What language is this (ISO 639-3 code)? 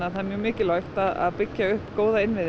isl